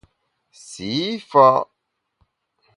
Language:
Bamun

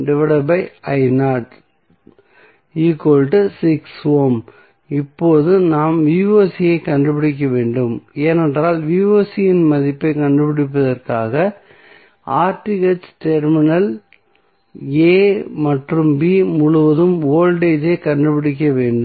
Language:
Tamil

